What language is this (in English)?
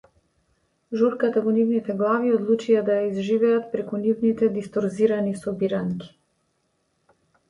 Macedonian